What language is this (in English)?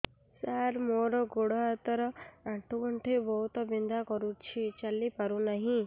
Odia